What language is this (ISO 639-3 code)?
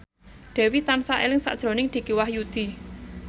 jav